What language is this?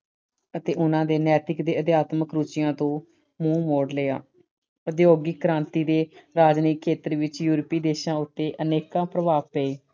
Punjabi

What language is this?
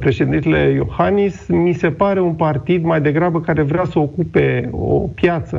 Romanian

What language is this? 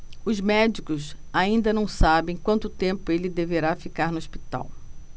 Portuguese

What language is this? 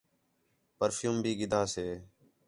Khetrani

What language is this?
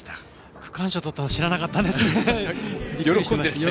Japanese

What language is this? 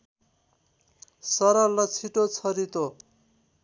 Nepali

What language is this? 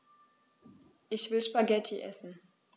German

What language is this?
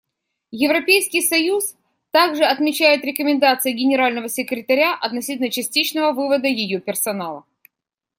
Russian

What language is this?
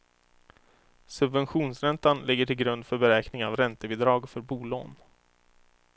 Swedish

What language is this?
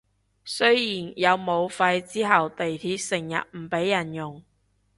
Cantonese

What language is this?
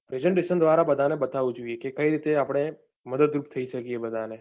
Gujarati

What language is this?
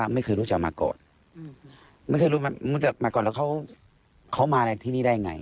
Thai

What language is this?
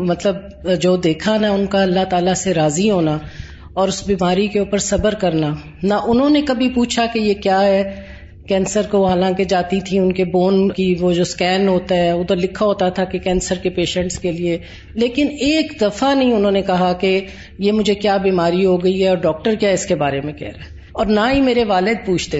Urdu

